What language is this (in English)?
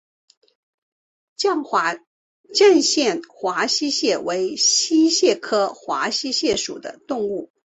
Chinese